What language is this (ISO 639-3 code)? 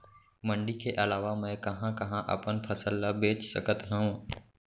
hne